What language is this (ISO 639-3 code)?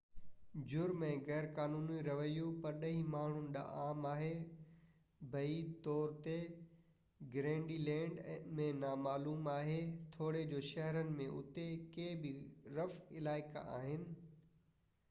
snd